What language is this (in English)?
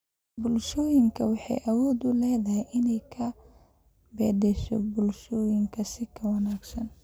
Somali